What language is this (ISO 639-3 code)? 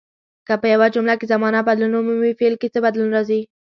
pus